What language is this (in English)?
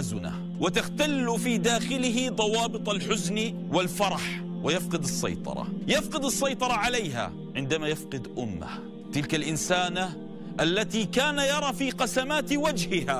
Arabic